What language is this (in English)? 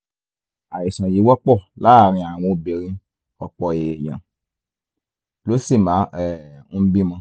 Yoruba